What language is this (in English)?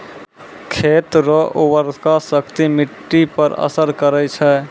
Maithili